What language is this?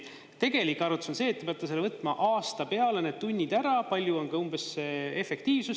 Estonian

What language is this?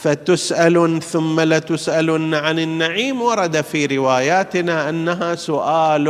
Arabic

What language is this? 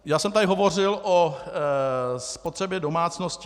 Czech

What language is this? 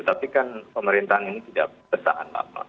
Indonesian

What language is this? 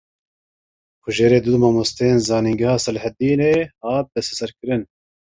Kurdish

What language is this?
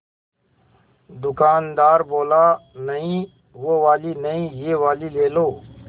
Hindi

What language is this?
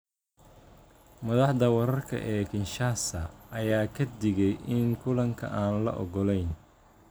Somali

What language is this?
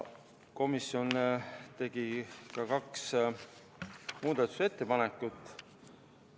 Estonian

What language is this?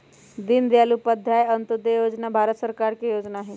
Magahi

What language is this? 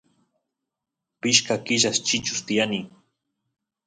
Santiago del Estero Quichua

